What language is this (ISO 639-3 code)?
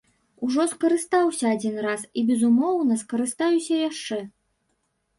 bel